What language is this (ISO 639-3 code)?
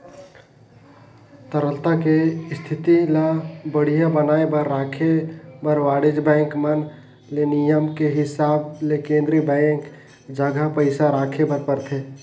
hne